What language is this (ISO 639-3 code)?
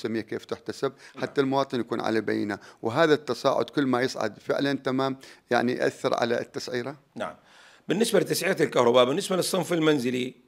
ara